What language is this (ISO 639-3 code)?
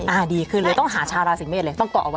tha